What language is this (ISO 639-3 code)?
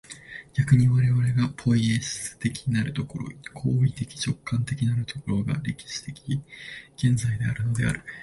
jpn